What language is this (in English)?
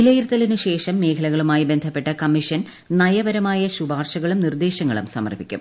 Malayalam